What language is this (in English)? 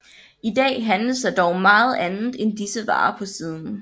Danish